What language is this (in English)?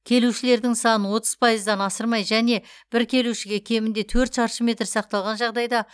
Kazakh